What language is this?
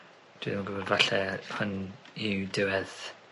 Welsh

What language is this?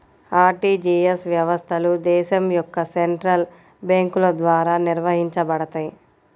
Telugu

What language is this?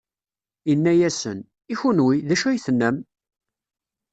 Kabyle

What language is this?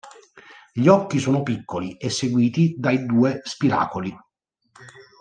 Italian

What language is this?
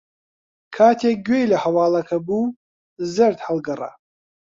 Central Kurdish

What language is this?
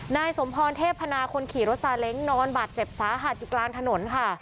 Thai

